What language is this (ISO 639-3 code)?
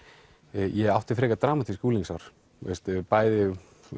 isl